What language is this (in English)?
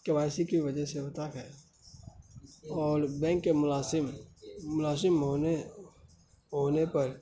Urdu